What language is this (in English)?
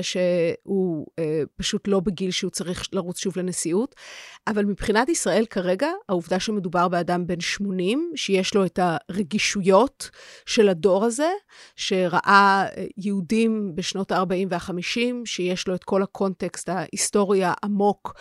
Hebrew